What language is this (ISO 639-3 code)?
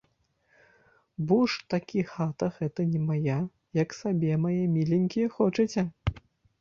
bel